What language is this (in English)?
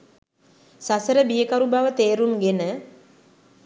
Sinhala